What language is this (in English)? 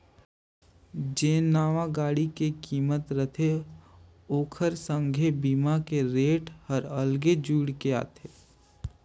Chhattisgarhi